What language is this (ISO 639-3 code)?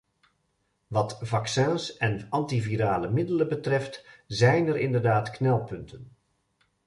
nld